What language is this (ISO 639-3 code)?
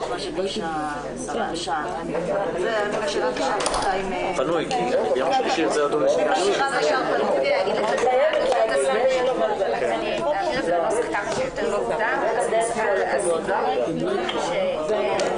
heb